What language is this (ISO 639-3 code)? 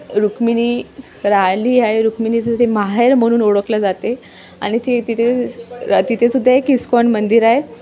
mar